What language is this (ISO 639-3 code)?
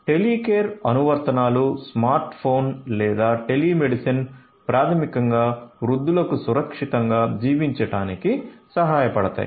tel